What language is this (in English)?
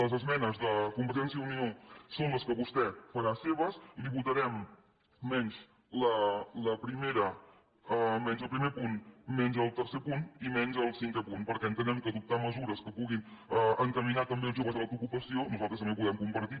Catalan